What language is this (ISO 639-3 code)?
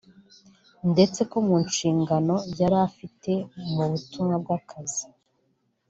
kin